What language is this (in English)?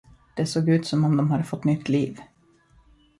Swedish